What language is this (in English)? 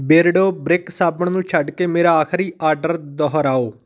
Punjabi